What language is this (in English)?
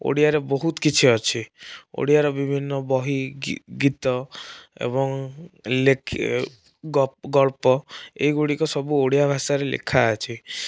Odia